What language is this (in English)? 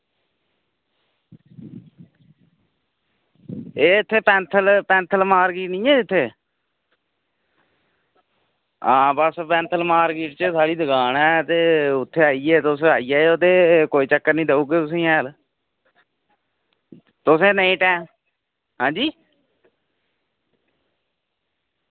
Dogri